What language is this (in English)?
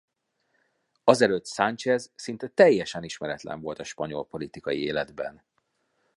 Hungarian